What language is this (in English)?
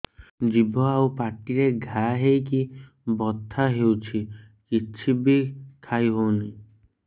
Odia